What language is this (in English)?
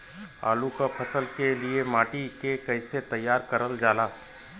Bhojpuri